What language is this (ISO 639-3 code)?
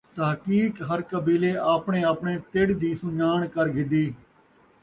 skr